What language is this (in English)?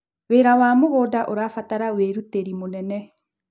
Kikuyu